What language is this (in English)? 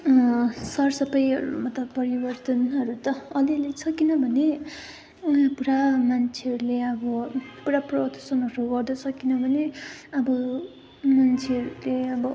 Nepali